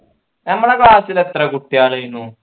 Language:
Malayalam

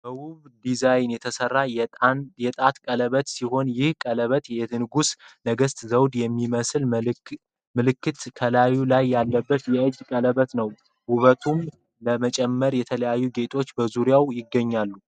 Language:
Amharic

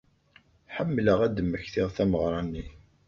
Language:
Kabyle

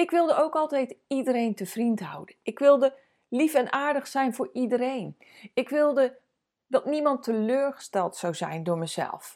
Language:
Dutch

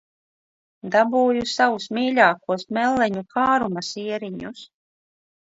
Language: Latvian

